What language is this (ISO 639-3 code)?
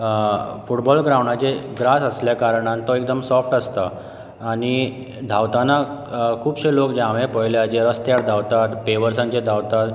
kok